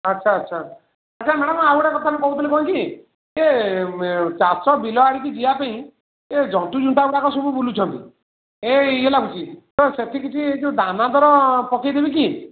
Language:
Odia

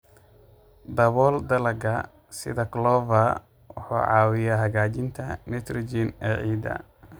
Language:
Somali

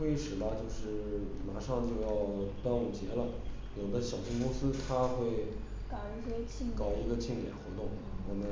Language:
Chinese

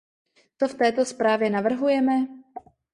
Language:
Czech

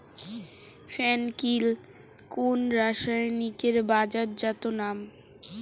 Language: Bangla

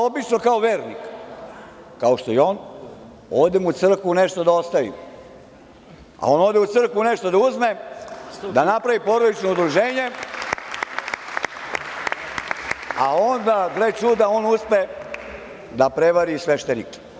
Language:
Serbian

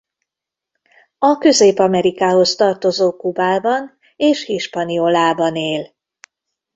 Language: Hungarian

